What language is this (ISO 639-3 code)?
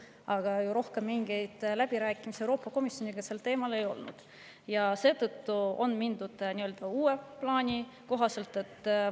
est